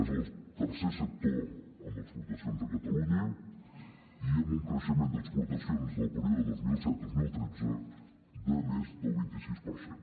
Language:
Catalan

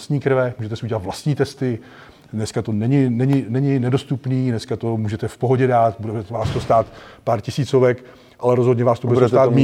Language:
Czech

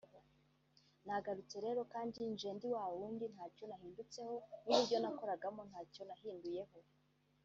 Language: Kinyarwanda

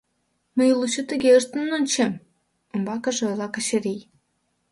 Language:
Mari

